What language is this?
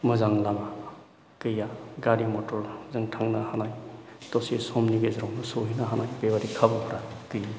Bodo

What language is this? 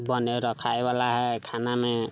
Maithili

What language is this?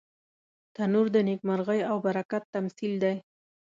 Pashto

